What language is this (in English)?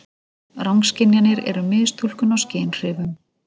Icelandic